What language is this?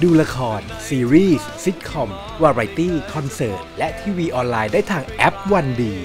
Thai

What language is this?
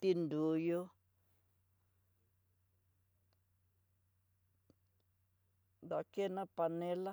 Tidaá Mixtec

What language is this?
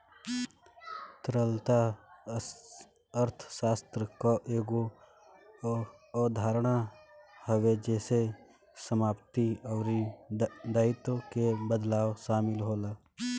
Bhojpuri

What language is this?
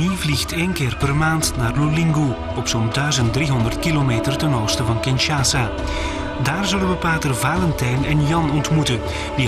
Dutch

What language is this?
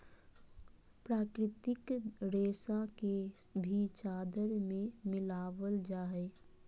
Magahi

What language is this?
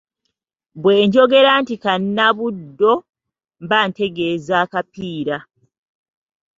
Ganda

